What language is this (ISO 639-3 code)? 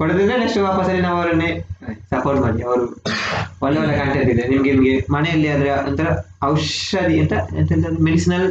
kan